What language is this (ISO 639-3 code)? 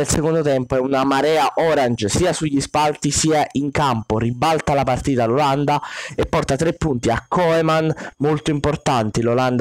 ita